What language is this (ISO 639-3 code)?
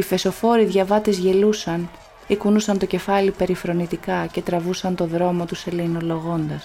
ell